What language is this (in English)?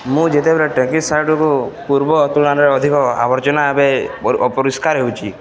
Odia